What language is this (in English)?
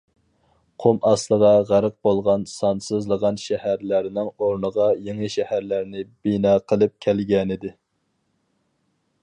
Uyghur